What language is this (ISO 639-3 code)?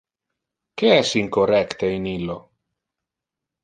ina